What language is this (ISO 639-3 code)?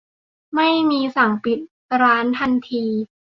tha